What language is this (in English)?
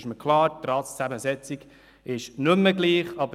Swiss German